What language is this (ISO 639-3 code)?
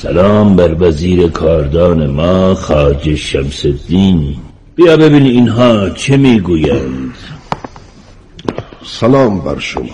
fas